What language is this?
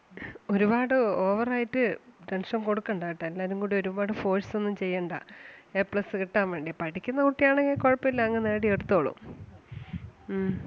Malayalam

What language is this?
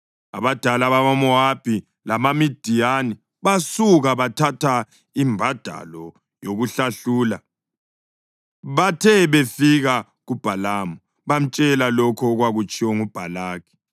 North Ndebele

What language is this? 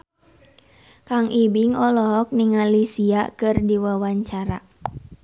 Sundanese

